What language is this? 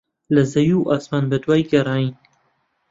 Central Kurdish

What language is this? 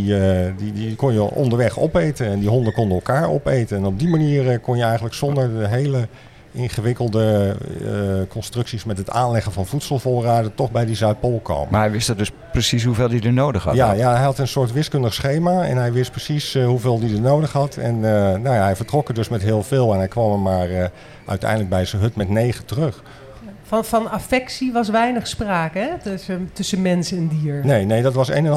Dutch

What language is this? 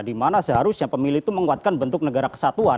Indonesian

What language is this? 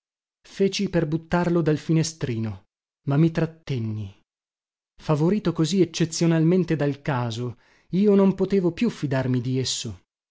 Italian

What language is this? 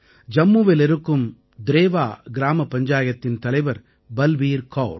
Tamil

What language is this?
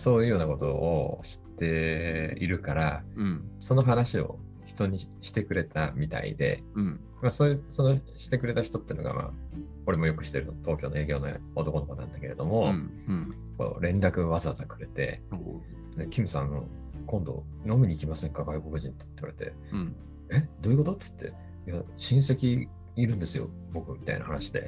Japanese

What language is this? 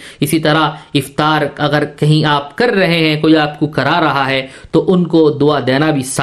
Urdu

